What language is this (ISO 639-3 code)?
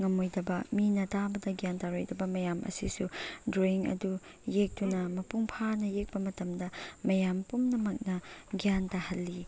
mni